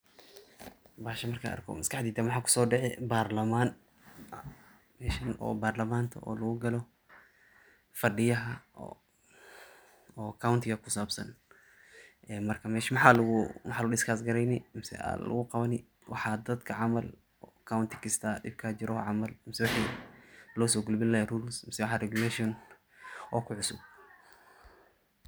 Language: Somali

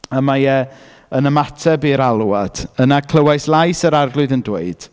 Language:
Welsh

